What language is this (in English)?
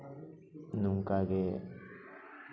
Santali